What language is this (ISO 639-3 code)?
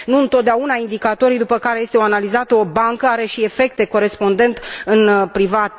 ron